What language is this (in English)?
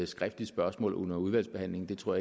Danish